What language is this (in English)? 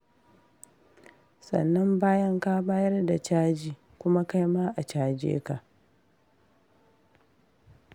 Hausa